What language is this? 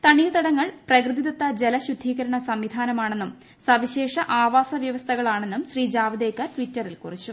Malayalam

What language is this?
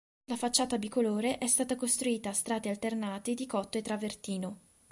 Italian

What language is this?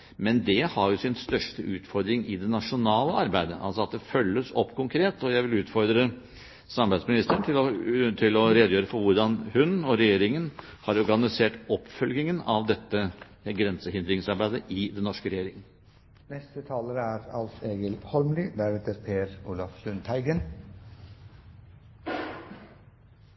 Norwegian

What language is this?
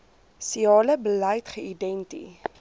Afrikaans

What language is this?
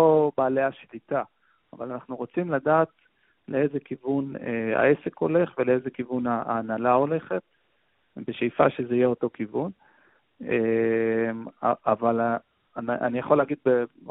Hebrew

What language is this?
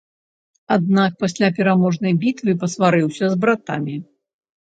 Belarusian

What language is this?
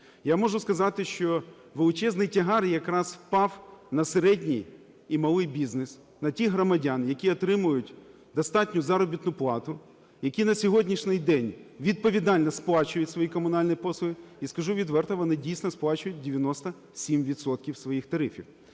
Ukrainian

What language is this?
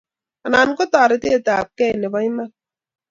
Kalenjin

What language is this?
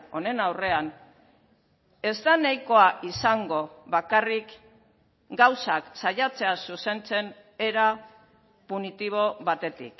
Basque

